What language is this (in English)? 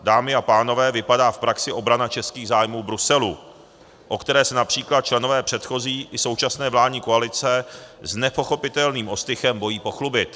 Czech